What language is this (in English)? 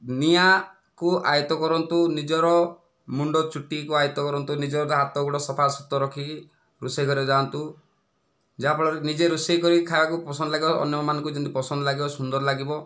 Odia